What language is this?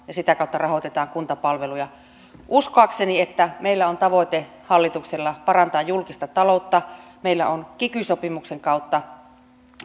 Finnish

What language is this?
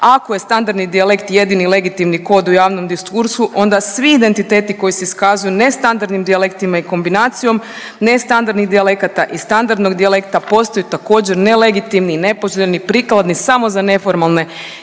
Croatian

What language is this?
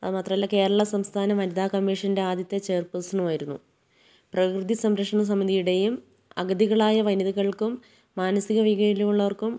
Malayalam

